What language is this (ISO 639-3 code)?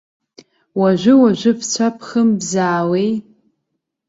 abk